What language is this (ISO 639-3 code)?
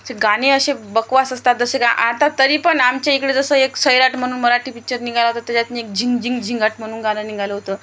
mar